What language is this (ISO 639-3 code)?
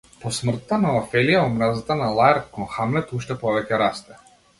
mkd